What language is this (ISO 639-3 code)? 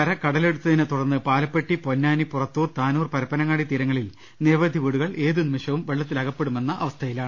mal